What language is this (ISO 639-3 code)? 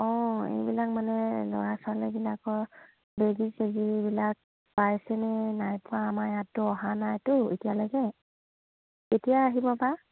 asm